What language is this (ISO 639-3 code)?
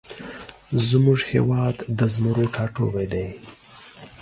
pus